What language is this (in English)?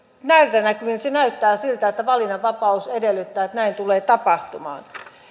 Finnish